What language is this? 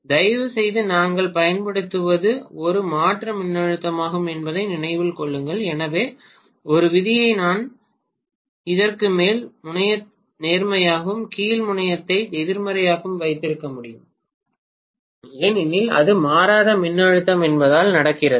Tamil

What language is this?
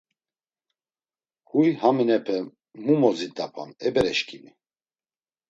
Laz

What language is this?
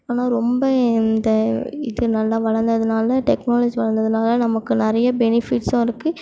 Tamil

